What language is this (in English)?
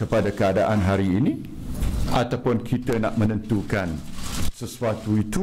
Malay